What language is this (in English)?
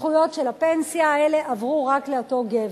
Hebrew